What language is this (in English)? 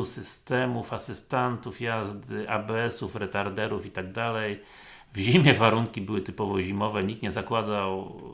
Polish